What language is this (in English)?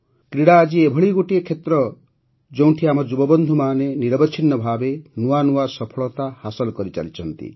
Odia